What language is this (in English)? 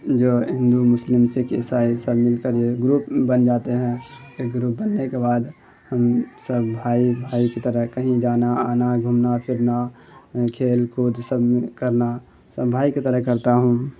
Urdu